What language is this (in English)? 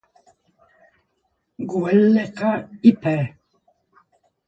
Polish